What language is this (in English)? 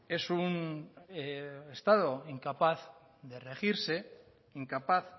Spanish